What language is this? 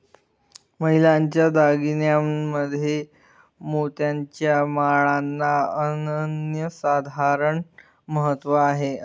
Marathi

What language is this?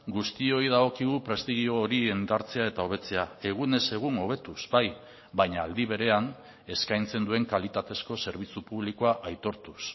Basque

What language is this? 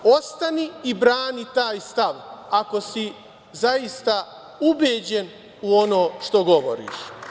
Serbian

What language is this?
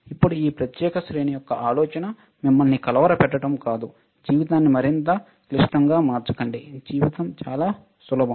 Telugu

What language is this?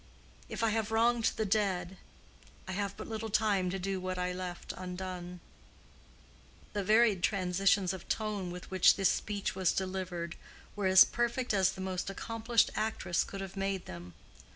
English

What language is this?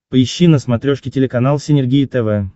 Russian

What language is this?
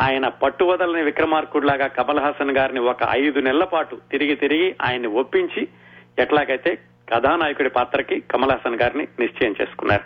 Telugu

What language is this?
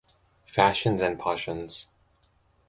English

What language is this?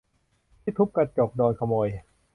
Thai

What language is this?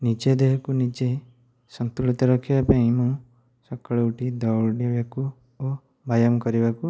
Odia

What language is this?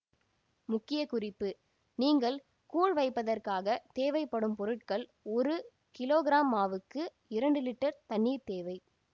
Tamil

